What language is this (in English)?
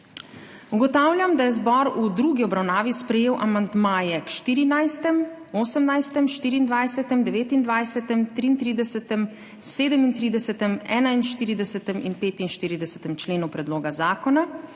Slovenian